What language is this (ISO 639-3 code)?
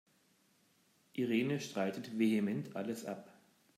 deu